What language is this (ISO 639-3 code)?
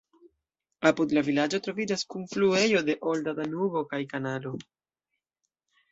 epo